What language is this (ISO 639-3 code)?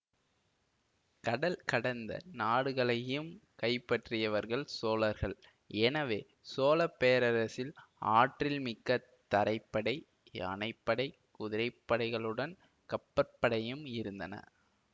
tam